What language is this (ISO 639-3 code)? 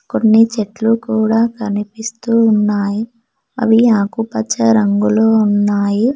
tel